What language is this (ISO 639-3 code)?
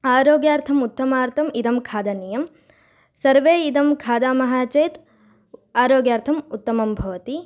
san